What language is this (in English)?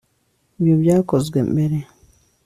Kinyarwanda